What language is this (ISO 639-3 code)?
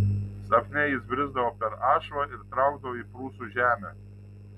lit